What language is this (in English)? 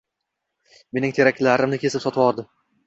Uzbek